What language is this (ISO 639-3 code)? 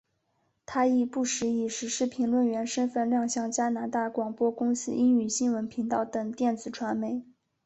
zho